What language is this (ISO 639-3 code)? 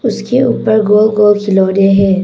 hin